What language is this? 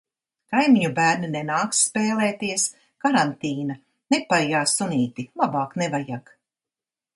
Latvian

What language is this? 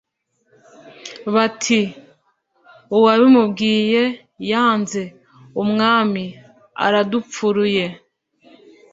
Kinyarwanda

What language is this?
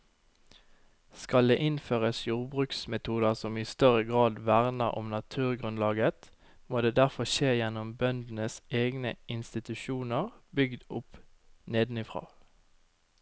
Norwegian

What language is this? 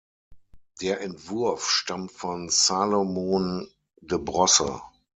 German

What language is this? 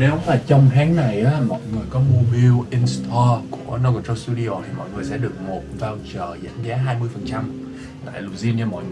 Vietnamese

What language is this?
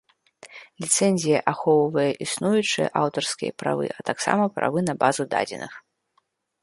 Belarusian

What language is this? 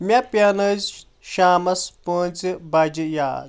Kashmiri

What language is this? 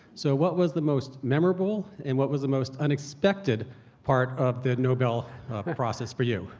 English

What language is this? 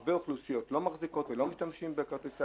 Hebrew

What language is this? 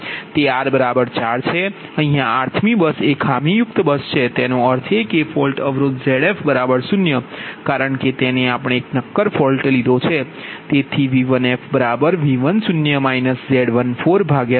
Gujarati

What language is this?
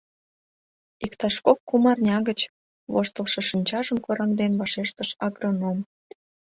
Mari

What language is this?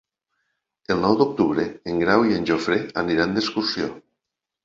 Catalan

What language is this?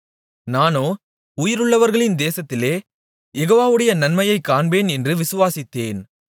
Tamil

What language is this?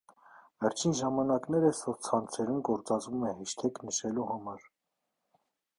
Armenian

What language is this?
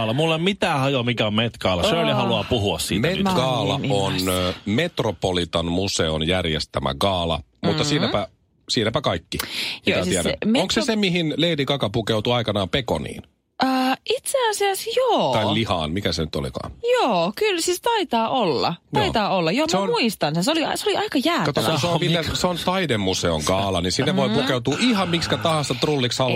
Finnish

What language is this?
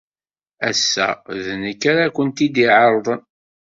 Kabyle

